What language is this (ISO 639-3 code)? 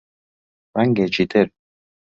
ckb